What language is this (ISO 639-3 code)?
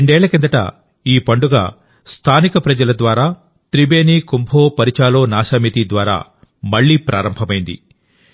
tel